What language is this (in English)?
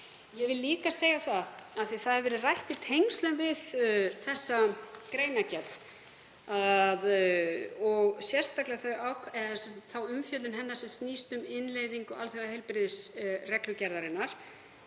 Icelandic